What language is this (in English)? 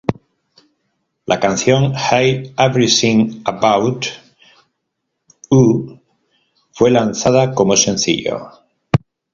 Spanish